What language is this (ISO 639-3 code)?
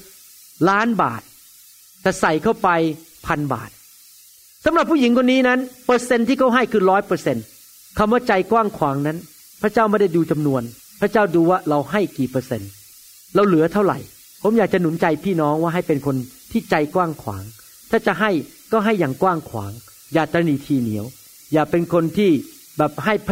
tha